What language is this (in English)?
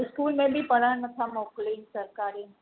Sindhi